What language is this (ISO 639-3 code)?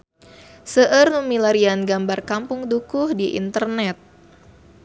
sun